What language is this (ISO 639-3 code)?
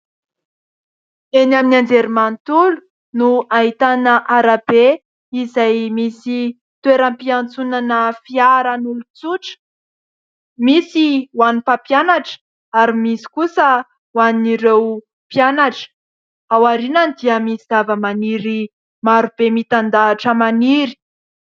mlg